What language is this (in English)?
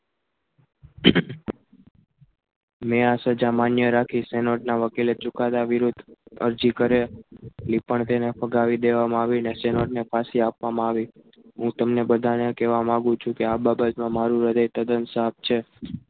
Gujarati